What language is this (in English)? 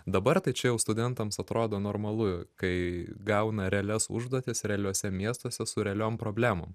Lithuanian